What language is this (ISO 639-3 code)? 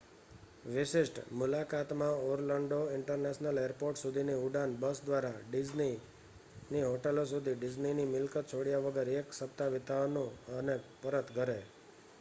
guj